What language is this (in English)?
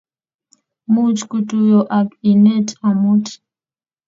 Kalenjin